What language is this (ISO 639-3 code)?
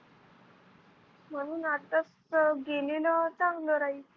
mar